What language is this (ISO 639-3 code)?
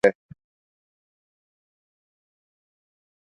urd